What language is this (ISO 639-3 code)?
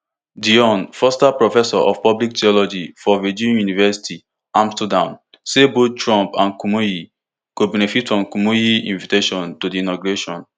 pcm